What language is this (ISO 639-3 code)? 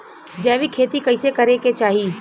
bho